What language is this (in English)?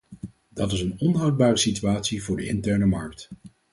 Dutch